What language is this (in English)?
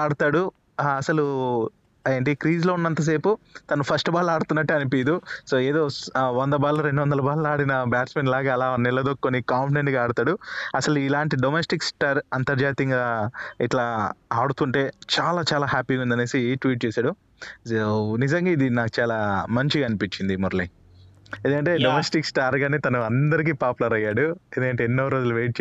Telugu